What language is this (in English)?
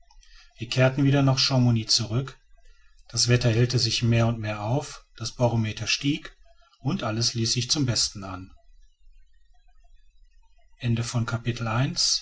German